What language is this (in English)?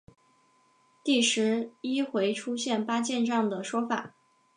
Chinese